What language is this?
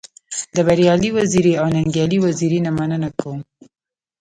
Pashto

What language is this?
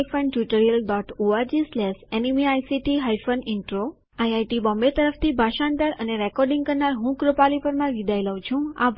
Gujarati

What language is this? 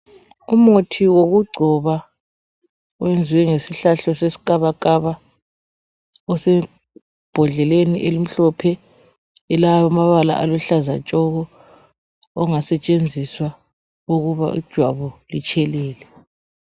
North Ndebele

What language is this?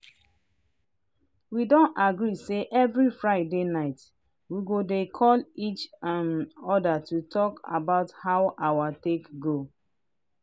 Nigerian Pidgin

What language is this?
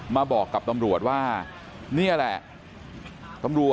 Thai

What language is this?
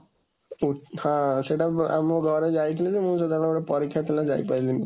Odia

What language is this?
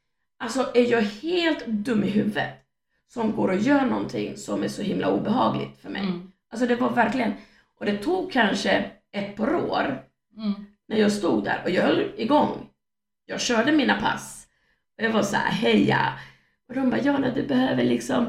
Swedish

